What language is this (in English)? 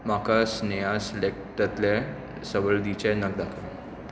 Konkani